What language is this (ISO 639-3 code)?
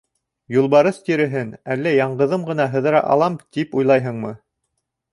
bak